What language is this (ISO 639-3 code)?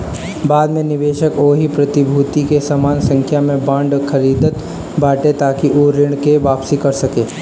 bho